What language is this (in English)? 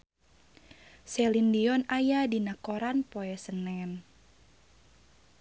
Sundanese